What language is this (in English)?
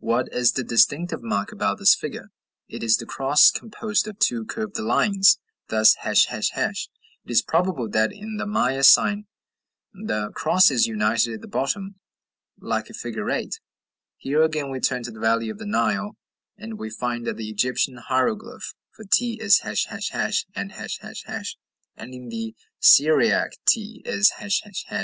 English